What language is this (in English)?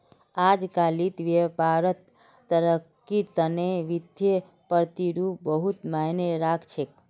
Magahi